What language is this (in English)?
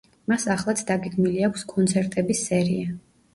Georgian